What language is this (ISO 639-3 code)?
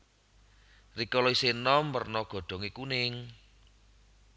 jav